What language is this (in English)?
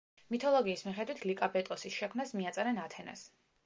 Georgian